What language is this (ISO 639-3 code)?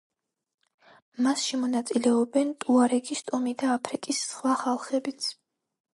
kat